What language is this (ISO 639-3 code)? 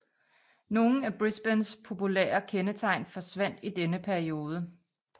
dan